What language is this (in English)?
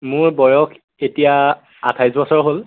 Assamese